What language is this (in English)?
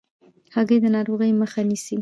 Pashto